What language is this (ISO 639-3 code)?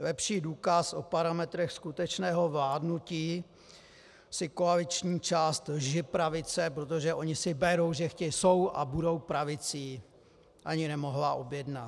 ces